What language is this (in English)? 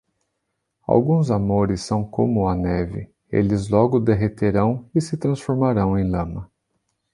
Portuguese